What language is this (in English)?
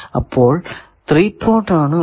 Malayalam